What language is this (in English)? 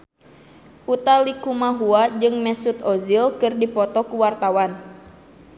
Sundanese